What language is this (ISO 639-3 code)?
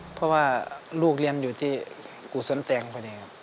tha